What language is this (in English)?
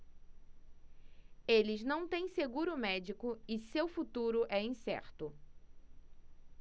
Portuguese